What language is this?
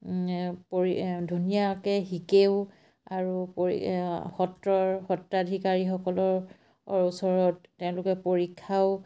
Assamese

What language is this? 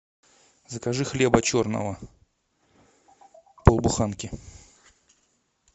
Russian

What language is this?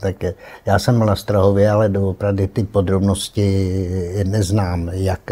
Czech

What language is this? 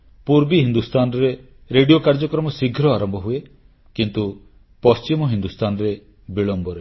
Odia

